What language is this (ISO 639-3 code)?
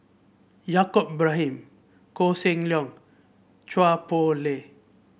eng